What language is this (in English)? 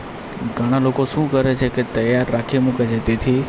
Gujarati